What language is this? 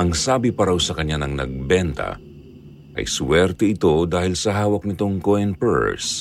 Filipino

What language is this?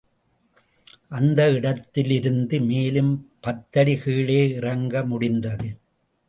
Tamil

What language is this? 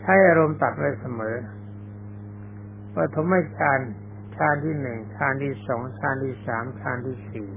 Thai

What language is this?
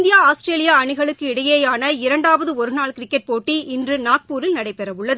Tamil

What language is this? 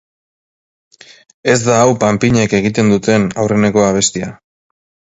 Basque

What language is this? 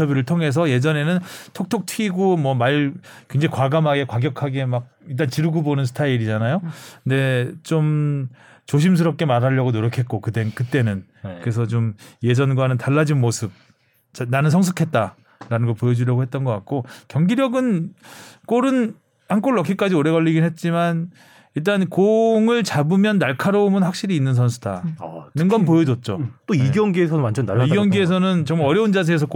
Korean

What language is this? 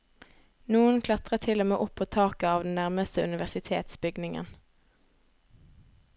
Norwegian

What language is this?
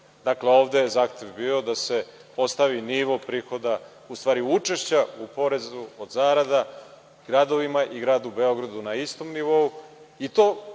Serbian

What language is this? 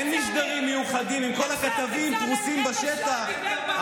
Hebrew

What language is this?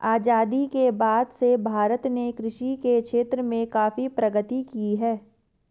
Hindi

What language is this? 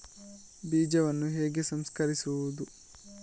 Kannada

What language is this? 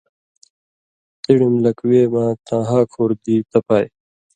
Indus Kohistani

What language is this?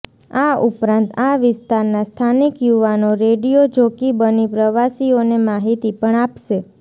Gujarati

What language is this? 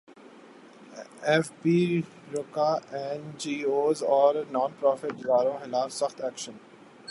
Urdu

